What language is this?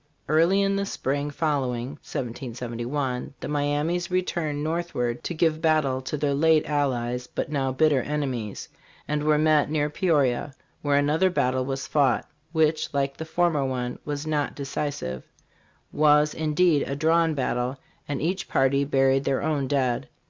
English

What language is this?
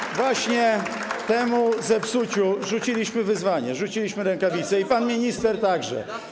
Polish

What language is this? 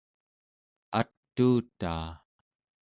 Central Yupik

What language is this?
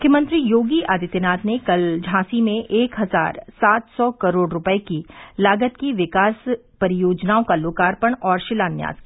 Hindi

